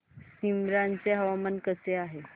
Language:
Marathi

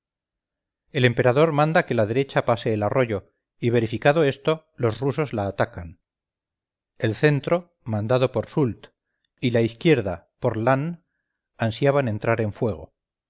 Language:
Spanish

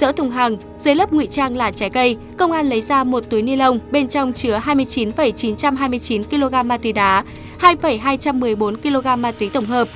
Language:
Vietnamese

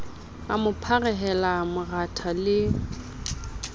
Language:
Southern Sotho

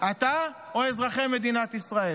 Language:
Hebrew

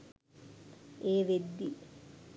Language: Sinhala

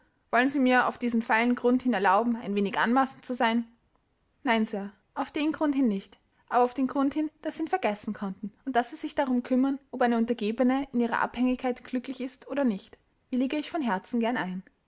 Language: German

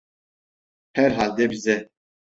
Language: Turkish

